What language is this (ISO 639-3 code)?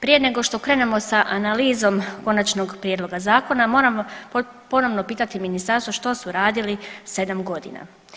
hrv